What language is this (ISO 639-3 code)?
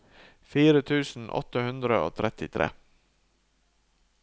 nor